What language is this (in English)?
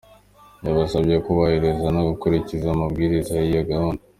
Kinyarwanda